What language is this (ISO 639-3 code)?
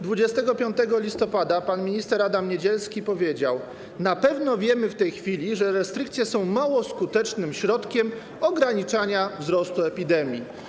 pol